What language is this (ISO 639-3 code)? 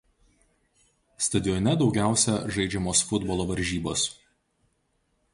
lit